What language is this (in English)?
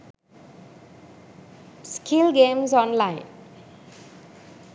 Sinhala